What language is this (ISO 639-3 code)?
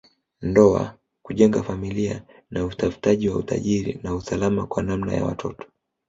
swa